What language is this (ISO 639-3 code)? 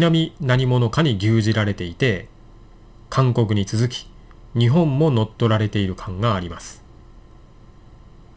jpn